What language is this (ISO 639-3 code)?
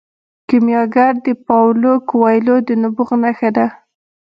pus